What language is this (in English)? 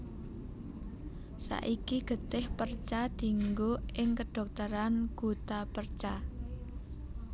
Javanese